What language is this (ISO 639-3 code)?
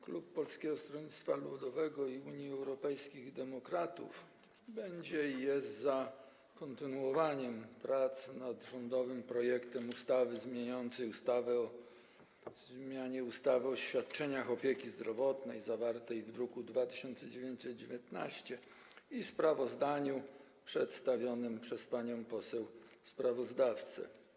pol